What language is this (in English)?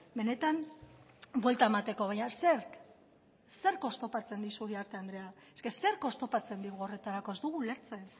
Basque